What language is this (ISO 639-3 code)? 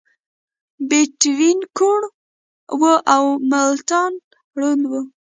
pus